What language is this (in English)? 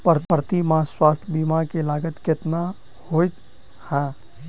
Maithili